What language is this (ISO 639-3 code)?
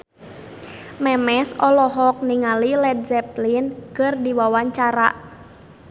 sun